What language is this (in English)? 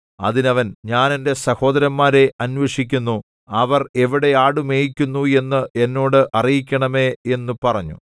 Malayalam